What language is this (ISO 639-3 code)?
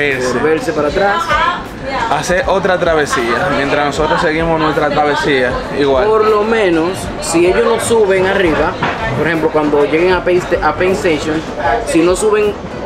spa